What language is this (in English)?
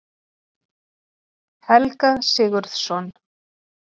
Icelandic